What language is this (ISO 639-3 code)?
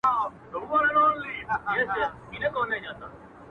pus